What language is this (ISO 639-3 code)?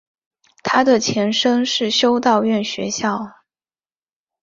zho